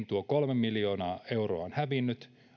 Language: Finnish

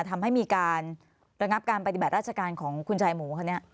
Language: Thai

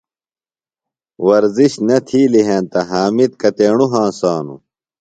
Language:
Phalura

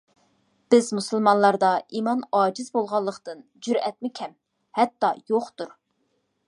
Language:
Uyghur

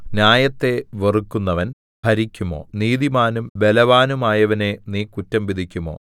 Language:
Malayalam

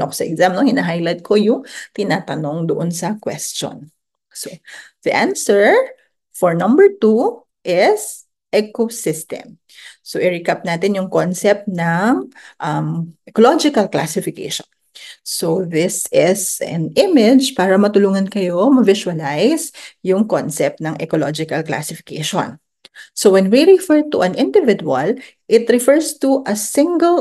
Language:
Filipino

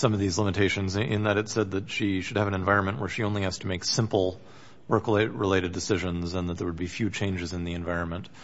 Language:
English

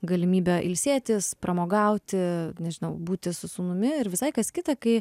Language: Lithuanian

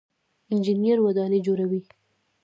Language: Pashto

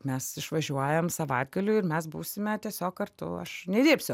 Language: Lithuanian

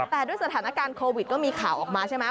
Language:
Thai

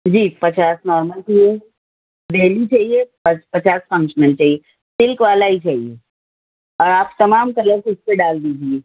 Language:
Urdu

